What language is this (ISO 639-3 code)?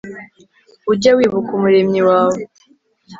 kin